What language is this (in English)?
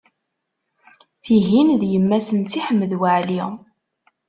Kabyle